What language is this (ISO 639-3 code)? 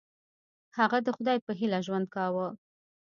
pus